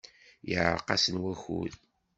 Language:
Kabyle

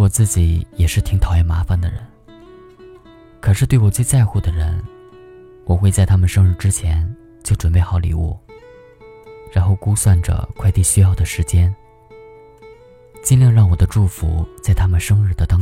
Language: Chinese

